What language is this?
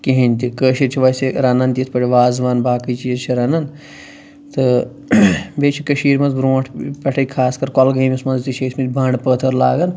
Kashmiri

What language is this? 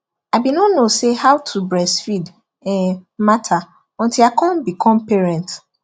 Nigerian Pidgin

